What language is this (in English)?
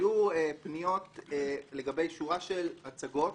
Hebrew